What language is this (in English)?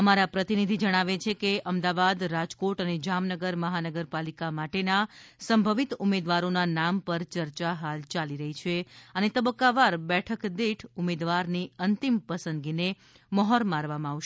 Gujarati